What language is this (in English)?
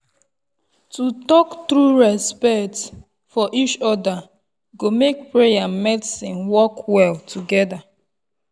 Nigerian Pidgin